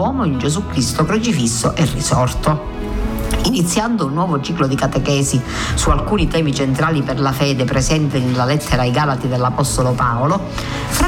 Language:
Italian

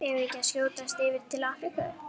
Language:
Icelandic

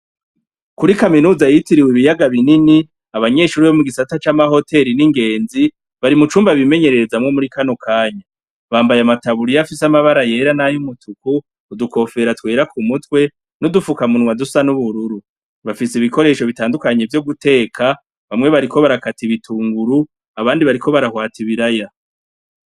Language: Rundi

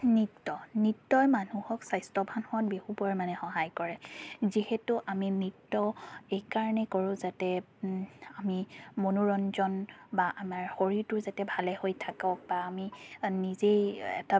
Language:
Assamese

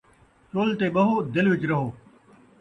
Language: Saraiki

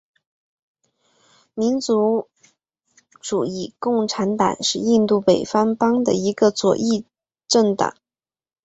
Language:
Chinese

